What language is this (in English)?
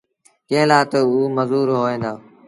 Sindhi Bhil